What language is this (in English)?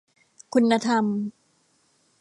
Thai